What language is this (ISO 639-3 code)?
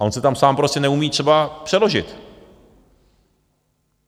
ces